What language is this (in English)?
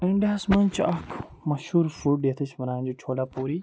Kashmiri